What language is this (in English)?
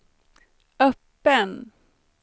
Swedish